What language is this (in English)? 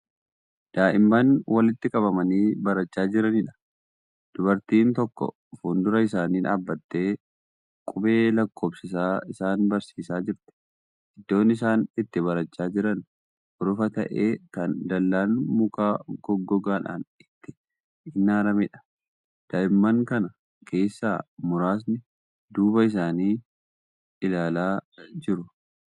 Oromo